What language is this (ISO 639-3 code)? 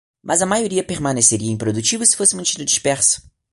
por